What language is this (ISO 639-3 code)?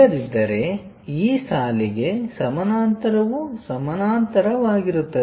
kan